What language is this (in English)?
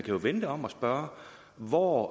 Danish